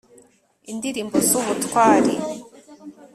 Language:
Kinyarwanda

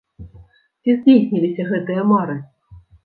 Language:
Belarusian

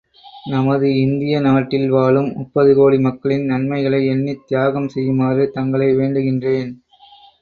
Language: Tamil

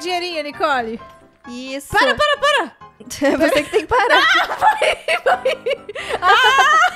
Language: Portuguese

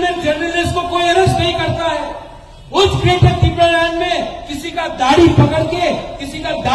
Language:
Hindi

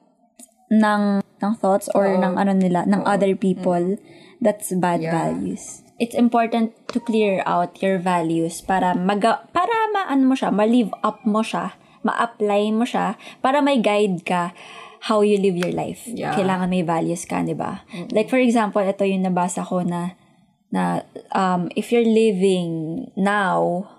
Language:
Filipino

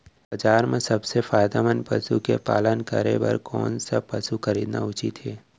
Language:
Chhattisgarhi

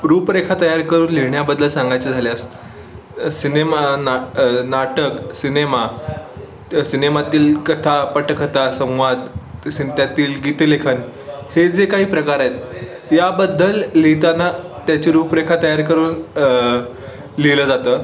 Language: Marathi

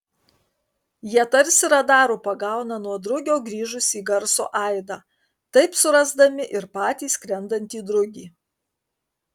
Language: Lithuanian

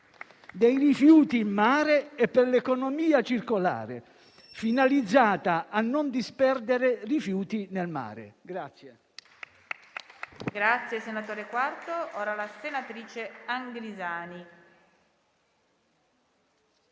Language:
Italian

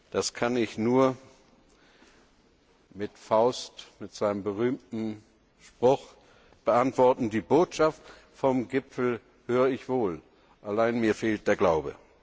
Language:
German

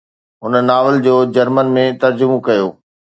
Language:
Sindhi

